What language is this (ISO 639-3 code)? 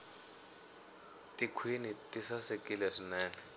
tso